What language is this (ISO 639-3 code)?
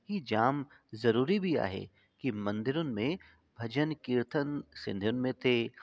snd